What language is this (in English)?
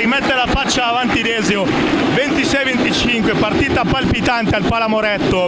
Italian